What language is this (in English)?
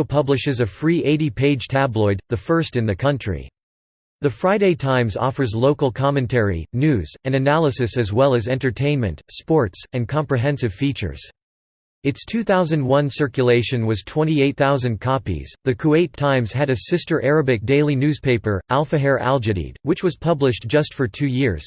English